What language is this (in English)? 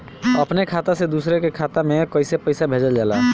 Bhojpuri